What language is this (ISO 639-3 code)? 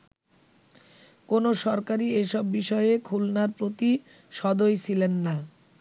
ben